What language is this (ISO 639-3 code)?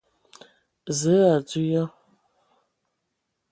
ewo